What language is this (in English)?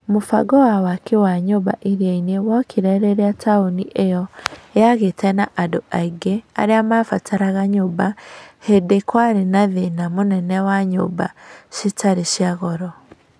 Kikuyu